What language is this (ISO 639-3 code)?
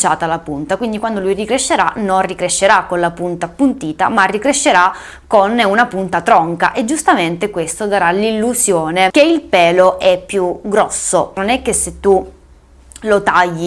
ita